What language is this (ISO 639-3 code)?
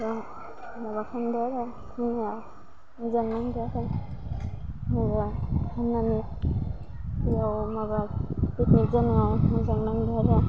brx